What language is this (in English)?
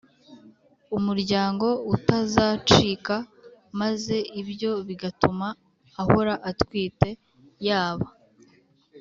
Kinyarwanda